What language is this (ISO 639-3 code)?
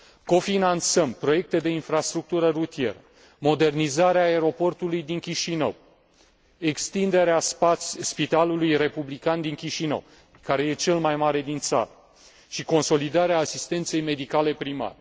ron